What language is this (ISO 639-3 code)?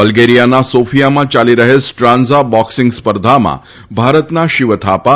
guj